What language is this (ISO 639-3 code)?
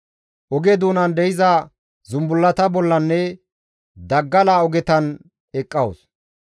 gmv